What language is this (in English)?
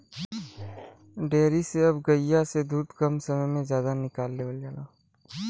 Bhojpuri